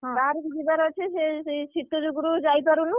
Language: Odia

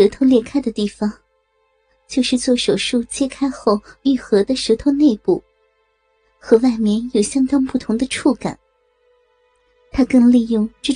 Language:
Chinese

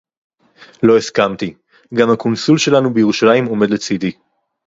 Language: Hebrew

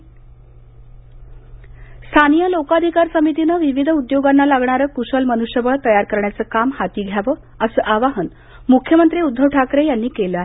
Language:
Marathi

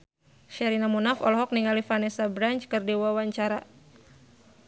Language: Sundanese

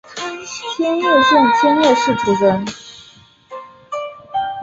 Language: Chinese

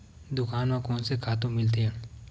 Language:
Chhattisgarhi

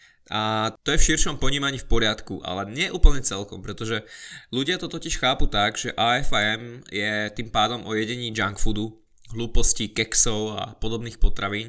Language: Slovak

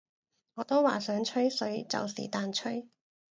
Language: Cantonese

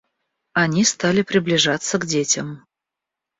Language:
Russian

